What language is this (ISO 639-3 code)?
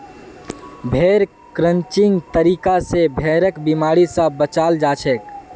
mag